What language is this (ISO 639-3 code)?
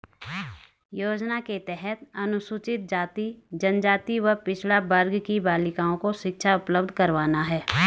hin